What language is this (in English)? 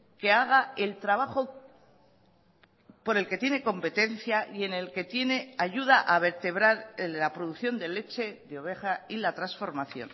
Spanish